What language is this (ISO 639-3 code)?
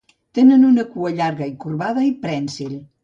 cat